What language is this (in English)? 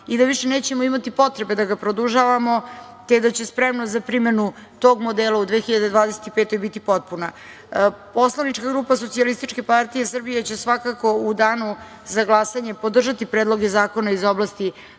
Serbian